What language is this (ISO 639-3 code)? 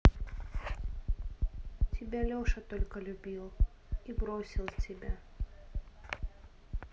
rus